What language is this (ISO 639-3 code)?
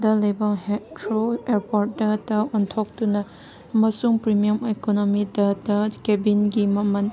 mni